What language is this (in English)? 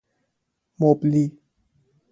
Persian